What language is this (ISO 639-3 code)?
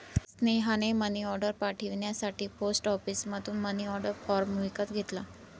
mar